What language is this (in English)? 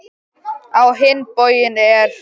Icelandic